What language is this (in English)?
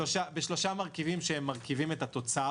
Hebrew